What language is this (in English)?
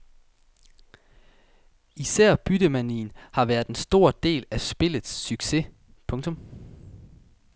Danish